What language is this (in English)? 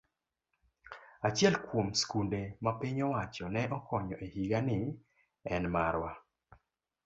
Luo (Kenya and Tanzania)